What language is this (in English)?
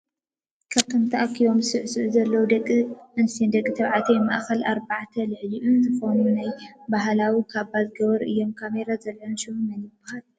Tigrinya